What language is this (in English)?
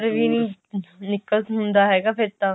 Punjabi